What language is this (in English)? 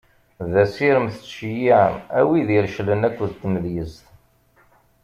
Kabyle